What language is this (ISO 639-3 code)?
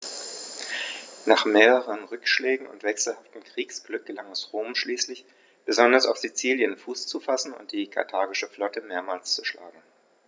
deu